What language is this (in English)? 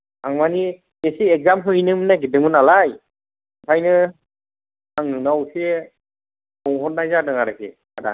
Bodo